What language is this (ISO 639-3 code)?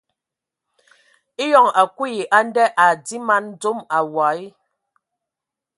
ewo